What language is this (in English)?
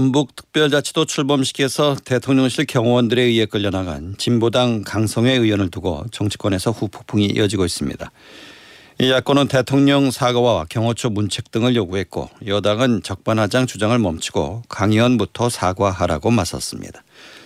Korean